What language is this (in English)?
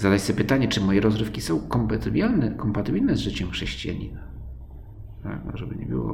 Polish